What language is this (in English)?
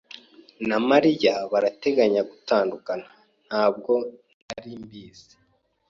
Kinyarwanda